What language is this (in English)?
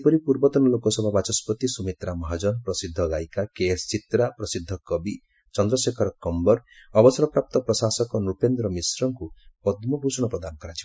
Odia